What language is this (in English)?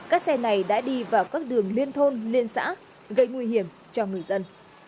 Vietnamese